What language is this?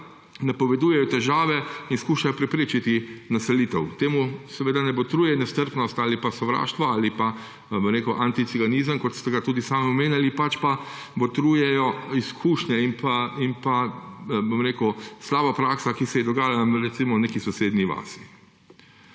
Slovenian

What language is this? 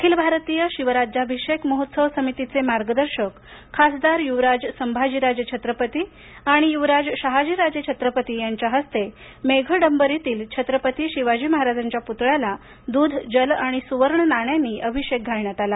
Marathi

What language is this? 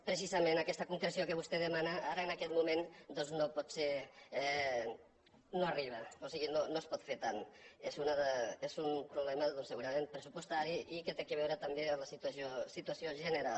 Catalan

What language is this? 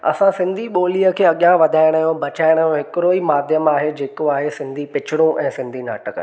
Sindhi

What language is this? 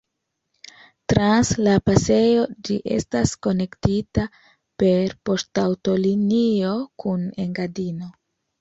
Esperanto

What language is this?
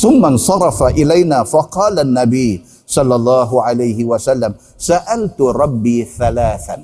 Malay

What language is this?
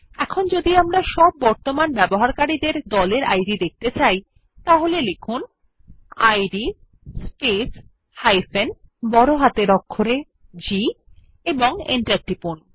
Bangla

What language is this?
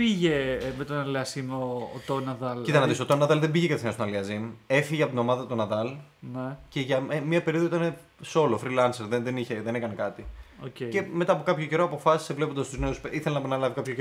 Greek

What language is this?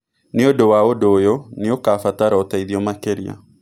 Kikuyu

